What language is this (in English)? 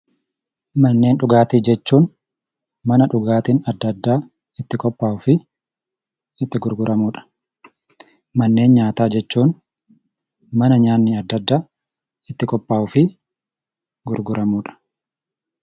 Oromo